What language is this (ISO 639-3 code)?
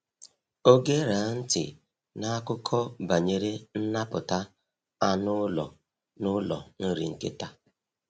ibo